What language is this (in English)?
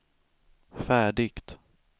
Swedish